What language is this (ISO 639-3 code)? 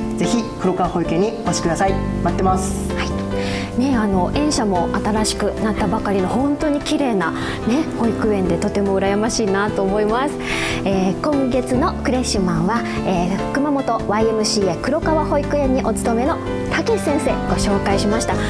jpn